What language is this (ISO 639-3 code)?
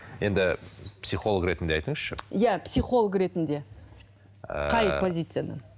kaz